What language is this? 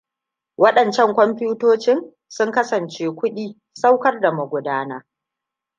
Hausa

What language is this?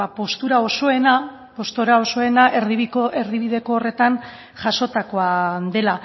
Basque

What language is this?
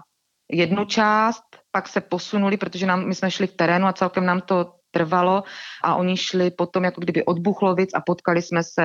Czech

